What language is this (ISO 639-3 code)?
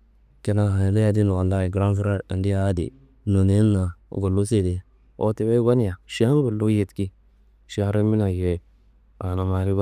kbl